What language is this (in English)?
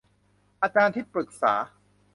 Thai